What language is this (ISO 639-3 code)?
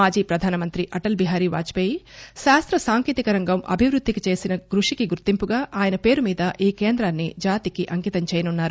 tel